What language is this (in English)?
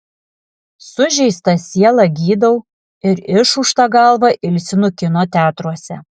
Lithuanian